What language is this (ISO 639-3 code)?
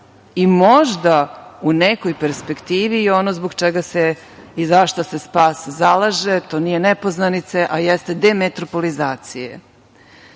srp